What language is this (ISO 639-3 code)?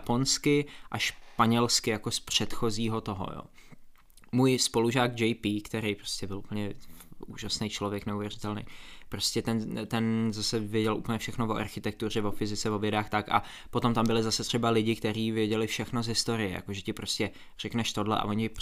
ces